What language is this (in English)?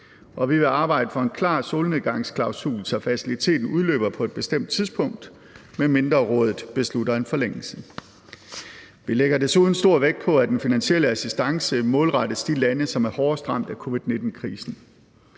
Danish